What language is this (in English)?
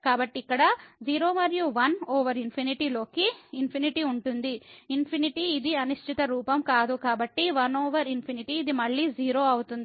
Telugu